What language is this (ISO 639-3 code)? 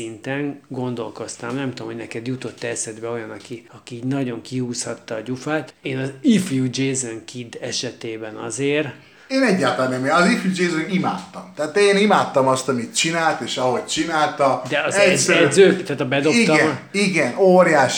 hun